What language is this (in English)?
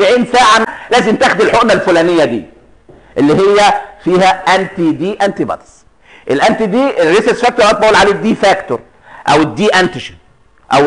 Arabic